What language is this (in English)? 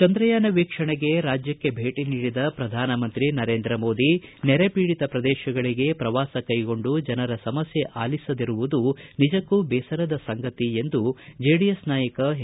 Kannada